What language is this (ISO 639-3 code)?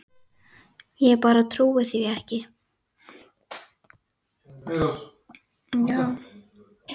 isl